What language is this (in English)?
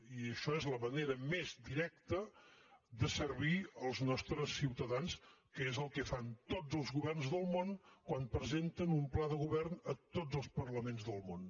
Catalan